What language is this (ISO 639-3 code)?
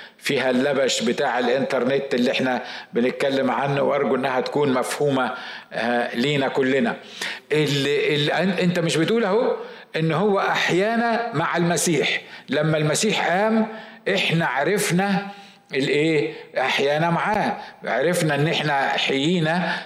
ara